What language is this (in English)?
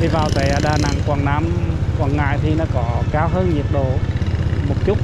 Vietnamese